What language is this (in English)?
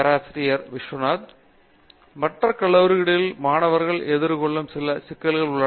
Tamil